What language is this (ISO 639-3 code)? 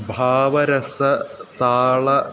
san